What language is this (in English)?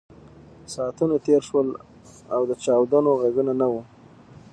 Pashto